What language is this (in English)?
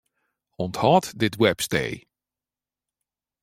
Western Frisian